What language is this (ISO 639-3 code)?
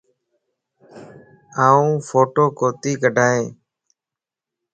lss